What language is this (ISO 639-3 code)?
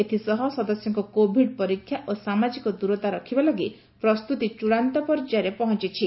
ori